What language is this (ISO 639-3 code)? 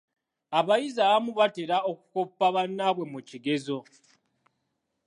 lug